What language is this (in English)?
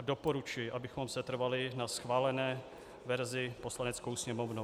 Czech